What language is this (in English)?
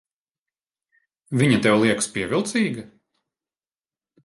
Latvian